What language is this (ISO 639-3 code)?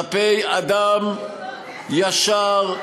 heb